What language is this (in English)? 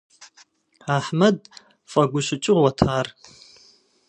Kabardian